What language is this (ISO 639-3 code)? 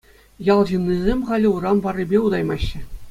chv